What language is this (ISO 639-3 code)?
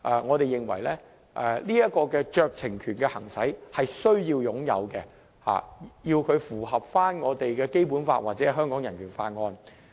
yue